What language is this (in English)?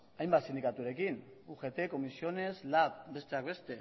Basque